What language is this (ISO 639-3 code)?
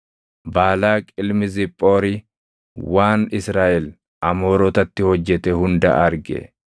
orm